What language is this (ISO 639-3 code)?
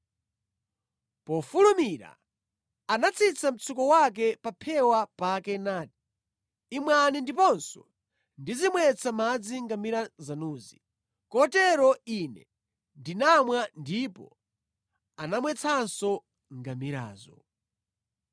nya